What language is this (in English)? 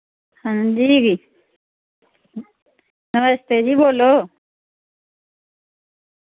Dogri